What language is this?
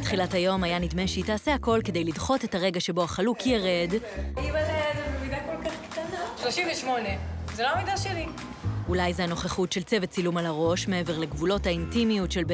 Hebrew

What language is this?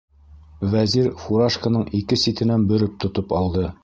Bashkir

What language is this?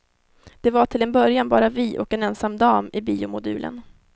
Swedish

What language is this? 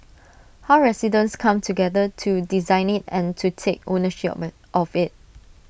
English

